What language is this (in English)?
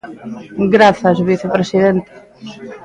Galician